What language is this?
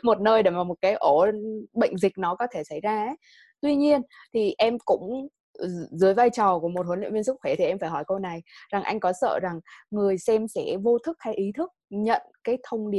Vietnamese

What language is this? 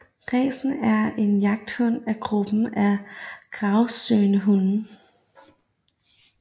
Danish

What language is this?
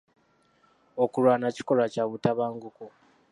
Ganda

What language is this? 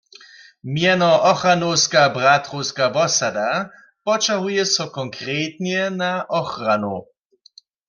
Upper Sorbian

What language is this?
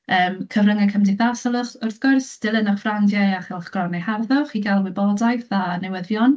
Welsh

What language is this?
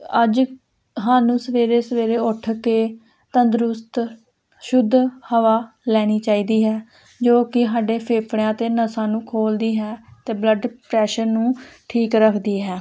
Punjabi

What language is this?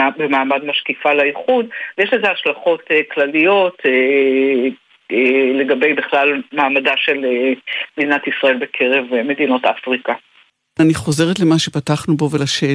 Hebrew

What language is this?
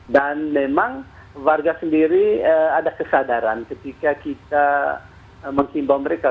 Indonesian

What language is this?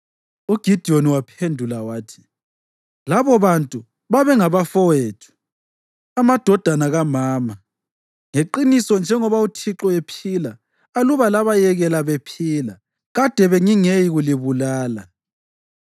North Ndebele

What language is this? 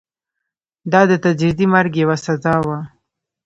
Pashto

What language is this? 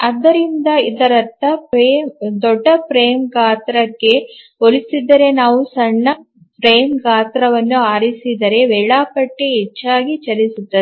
Kannada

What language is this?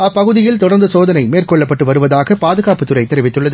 Tamil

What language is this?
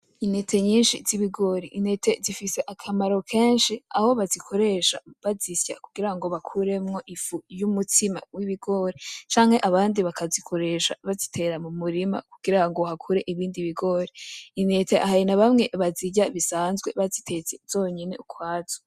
Rundi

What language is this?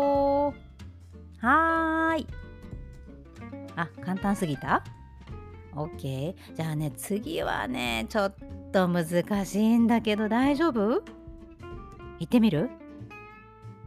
Japanese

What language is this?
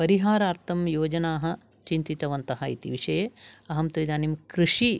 Sanskrit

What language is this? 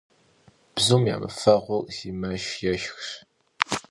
Kabardian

